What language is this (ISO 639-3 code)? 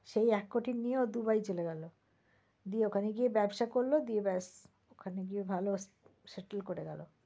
ben